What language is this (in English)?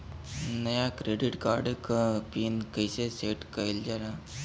Bhojpuri